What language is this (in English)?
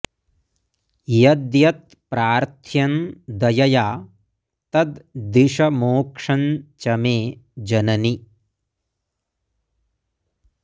Sanskrit